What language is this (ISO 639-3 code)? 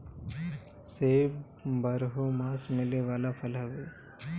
bho